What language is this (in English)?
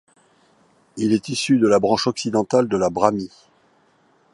French